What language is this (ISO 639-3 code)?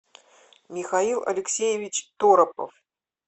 rus